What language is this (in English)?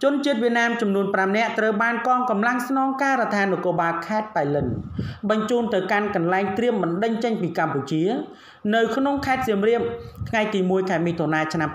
Vietnamese